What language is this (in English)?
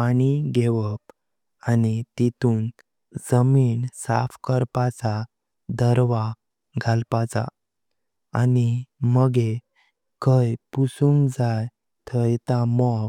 Konkani